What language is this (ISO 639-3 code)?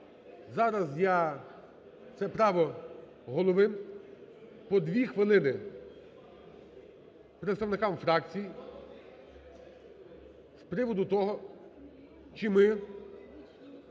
ukr